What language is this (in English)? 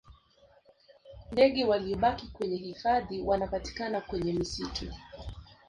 Swahili